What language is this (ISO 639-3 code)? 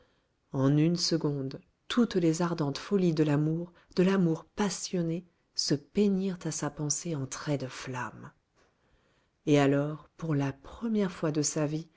fra